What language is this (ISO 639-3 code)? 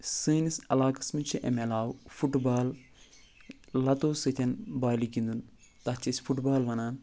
kas